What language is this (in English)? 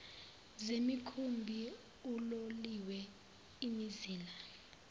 Zulu